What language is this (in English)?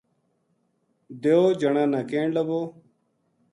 Gujari